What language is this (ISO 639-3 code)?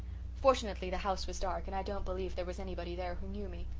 eng